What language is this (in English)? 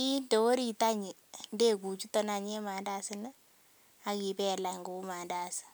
Kalenjin